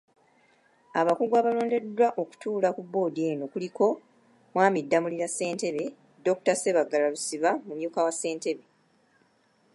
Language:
Ganda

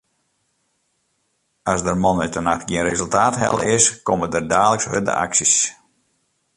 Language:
Western Frisian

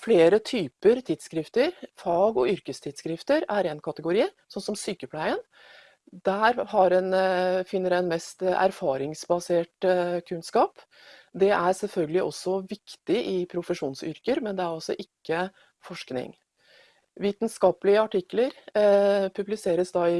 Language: Norwegian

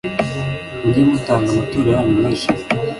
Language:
Kinyarwanda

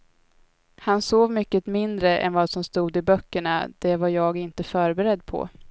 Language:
Swedish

